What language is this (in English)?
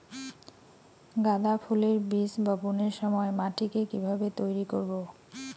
Bangla